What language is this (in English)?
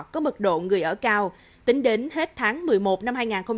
Vietnamese